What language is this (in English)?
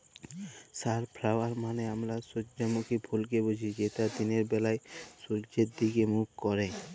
Bangla